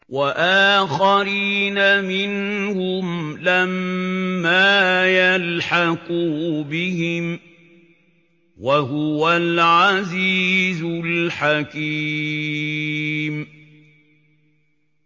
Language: Arabic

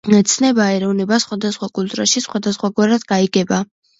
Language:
Georgian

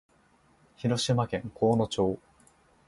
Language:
Japanese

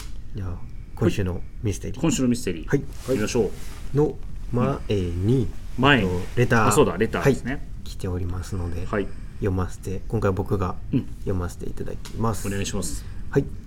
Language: Japanese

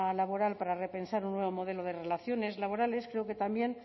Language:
Spanish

